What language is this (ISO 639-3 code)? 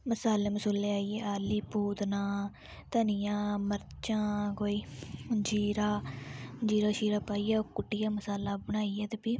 doi